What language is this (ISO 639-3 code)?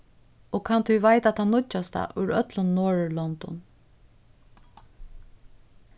fao